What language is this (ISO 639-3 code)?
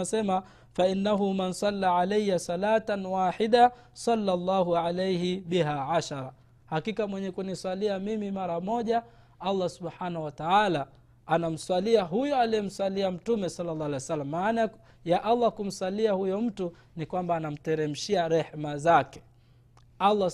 swa